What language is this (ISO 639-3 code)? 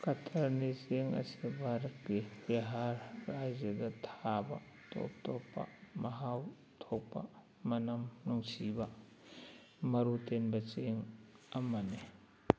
mni